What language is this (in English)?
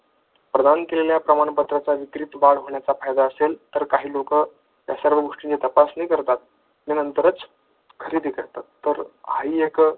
Marathi